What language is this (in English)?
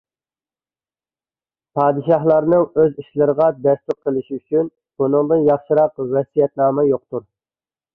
Uyghur